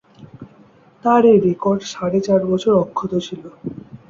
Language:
Bangla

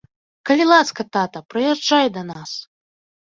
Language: Belarusian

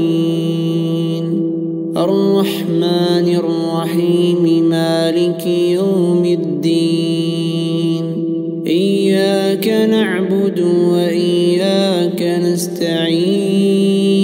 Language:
Arabic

